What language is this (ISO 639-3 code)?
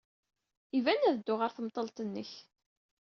kab